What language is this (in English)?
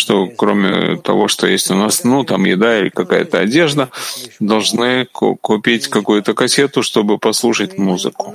Russian